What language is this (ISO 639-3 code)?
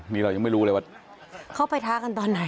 tha